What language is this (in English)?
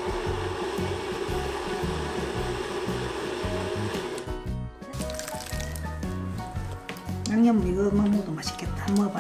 Korean